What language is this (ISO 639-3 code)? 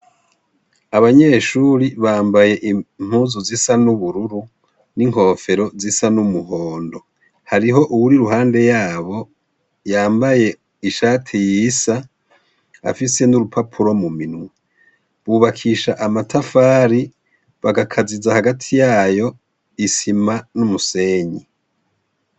run